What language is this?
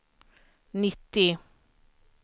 Swedish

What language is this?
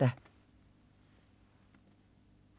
Danish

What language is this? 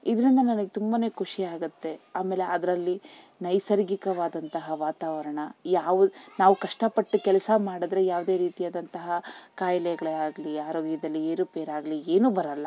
Kannada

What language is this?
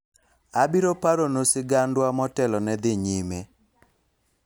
Luo (Kenya and Tanzania)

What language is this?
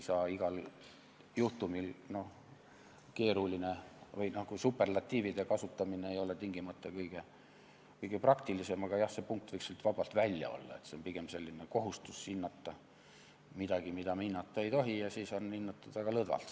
Estonian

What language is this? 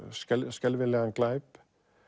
Icelandic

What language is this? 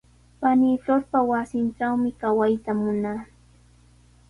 Sihuas Ancash Quechua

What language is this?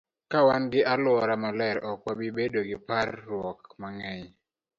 Luo (Kenya and Tanzania)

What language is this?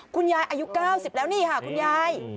Thai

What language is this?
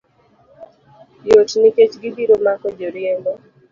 Luo (Kenya and Tanzania)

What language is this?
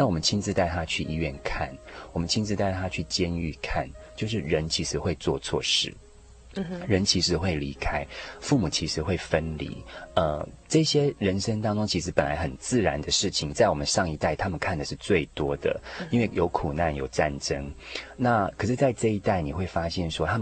Chinese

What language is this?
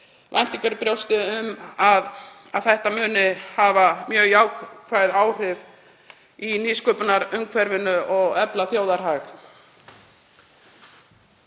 Icelandic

